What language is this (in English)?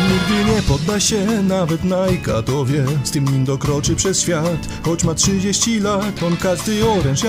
Polish